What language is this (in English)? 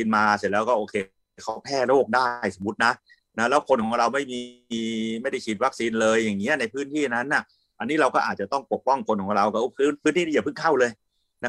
Thai